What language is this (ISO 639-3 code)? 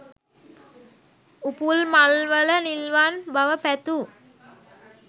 sin